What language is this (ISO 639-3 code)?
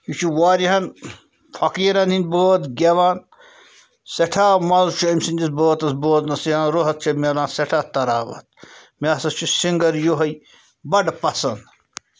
kas